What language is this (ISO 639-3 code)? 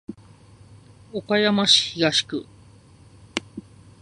jpn